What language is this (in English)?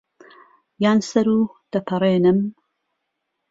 Central Kurdish